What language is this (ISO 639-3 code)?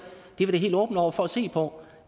dan